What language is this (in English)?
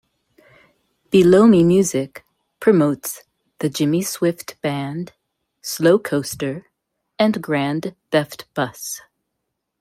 English